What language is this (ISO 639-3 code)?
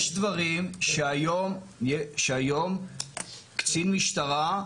heb